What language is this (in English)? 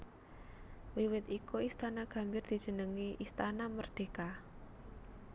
Javanese